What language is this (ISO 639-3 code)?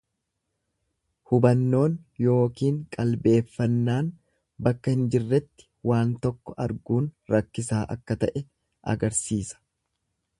orm